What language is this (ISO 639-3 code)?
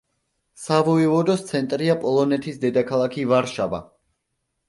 kat